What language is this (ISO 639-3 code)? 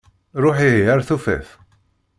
kab